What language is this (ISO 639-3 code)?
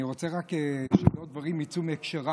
heb